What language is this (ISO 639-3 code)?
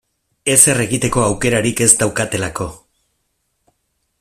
eus